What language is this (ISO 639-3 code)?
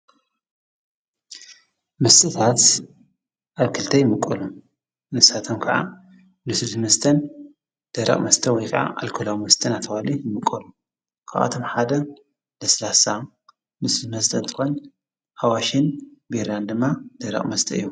tir